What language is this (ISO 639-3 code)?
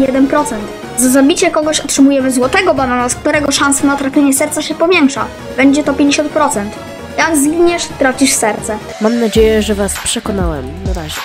pol